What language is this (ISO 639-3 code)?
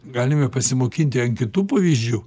lit